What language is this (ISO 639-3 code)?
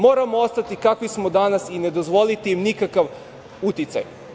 srp